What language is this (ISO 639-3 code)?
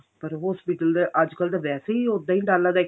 pan